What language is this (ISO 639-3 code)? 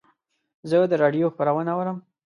pus